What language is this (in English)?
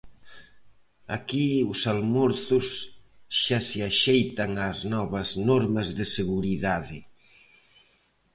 Galician